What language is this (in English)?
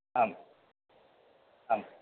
Sanskrit